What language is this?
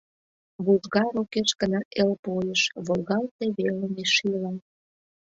Mari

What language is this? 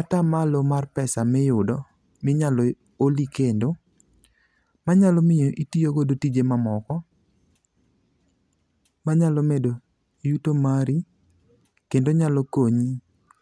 Luo (Kenya and Tanzania)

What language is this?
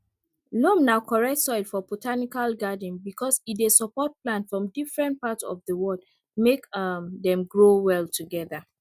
Nigerian Pidgin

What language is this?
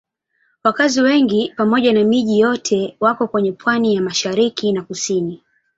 Swahili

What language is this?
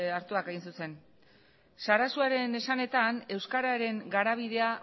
Basque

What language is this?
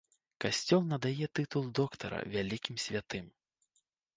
Belarusian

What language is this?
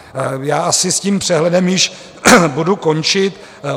Czech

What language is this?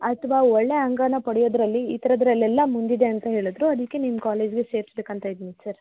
Kannada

